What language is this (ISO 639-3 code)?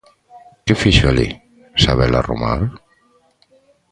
glg